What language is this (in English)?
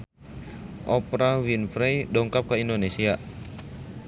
Sundanese